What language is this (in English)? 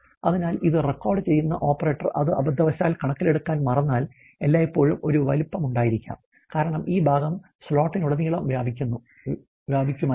Malayalam